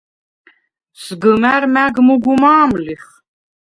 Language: Svan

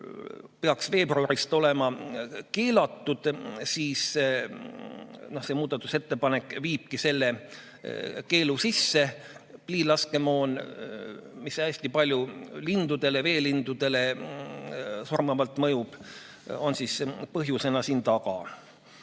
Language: Estonian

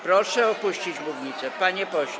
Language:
Polish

